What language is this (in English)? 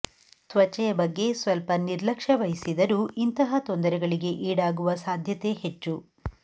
Kannada